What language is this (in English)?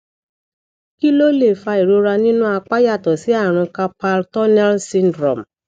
Yoruba